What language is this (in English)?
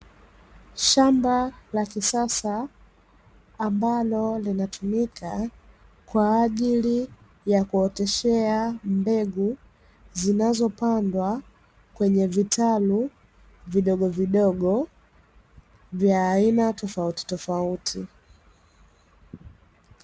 Swahili